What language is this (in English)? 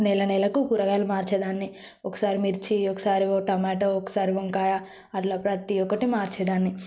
Telugu